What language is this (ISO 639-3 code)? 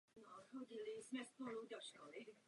ces